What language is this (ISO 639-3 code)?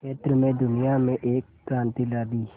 hin